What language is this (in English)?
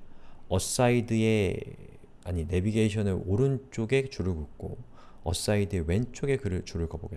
Korean